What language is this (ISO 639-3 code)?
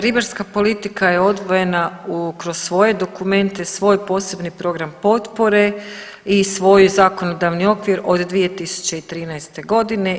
hrv